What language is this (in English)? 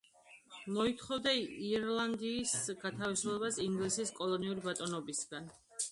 Georgian